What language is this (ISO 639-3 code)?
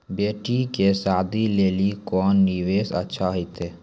mai